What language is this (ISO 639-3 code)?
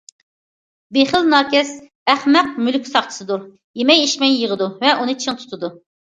uig